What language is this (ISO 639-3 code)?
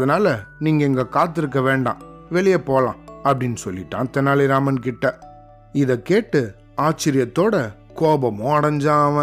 tam